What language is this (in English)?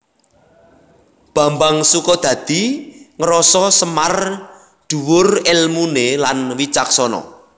Javanese